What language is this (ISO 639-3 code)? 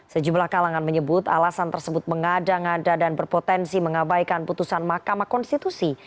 ind